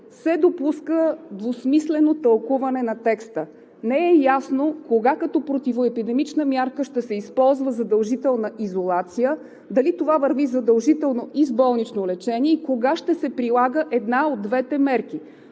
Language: Bulgarian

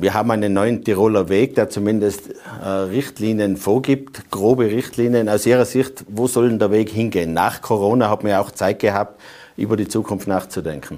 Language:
German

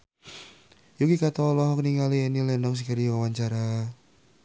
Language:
Sundanese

